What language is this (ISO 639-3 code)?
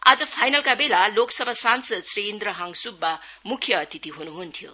nep